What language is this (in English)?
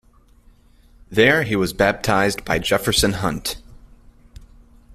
English